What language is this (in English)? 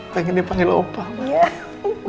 Indonesian